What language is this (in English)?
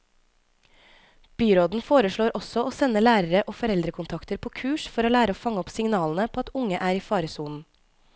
Norwegian